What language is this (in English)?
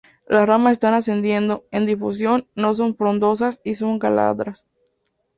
Spanish